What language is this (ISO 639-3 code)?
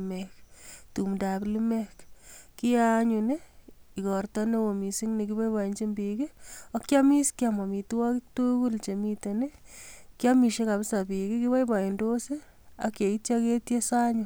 kln